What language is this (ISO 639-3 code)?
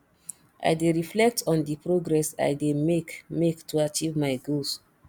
pcm